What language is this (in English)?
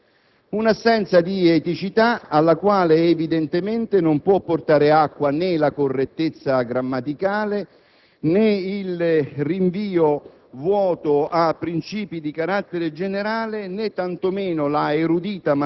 Italian